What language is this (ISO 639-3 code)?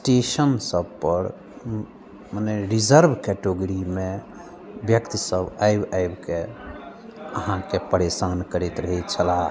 mai